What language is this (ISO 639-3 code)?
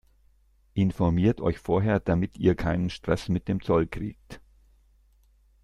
deu